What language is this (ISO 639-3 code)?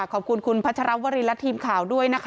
tha